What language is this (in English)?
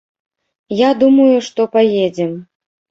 Belarusian